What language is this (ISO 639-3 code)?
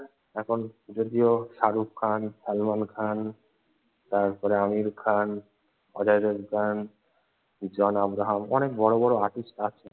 ben